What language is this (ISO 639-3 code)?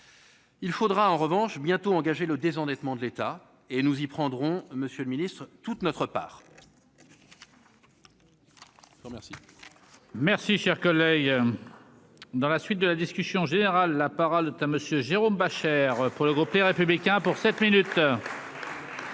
fra